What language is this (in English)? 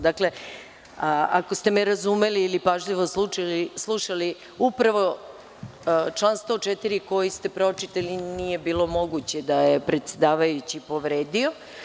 Serbian